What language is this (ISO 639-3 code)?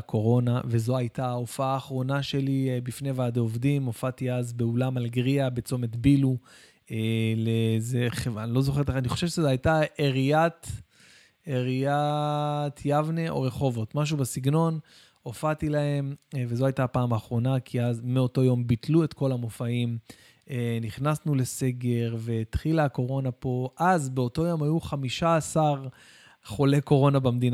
heb